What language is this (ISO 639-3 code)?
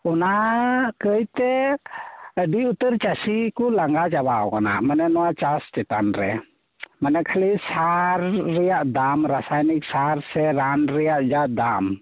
sat